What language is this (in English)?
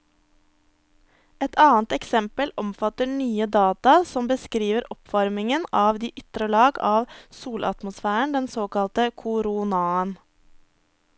Norwegian